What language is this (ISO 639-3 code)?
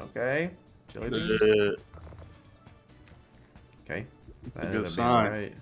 eng